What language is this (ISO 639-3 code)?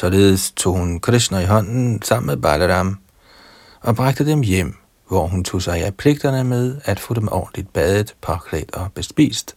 dan